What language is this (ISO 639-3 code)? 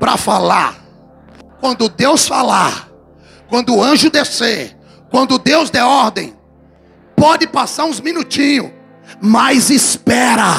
por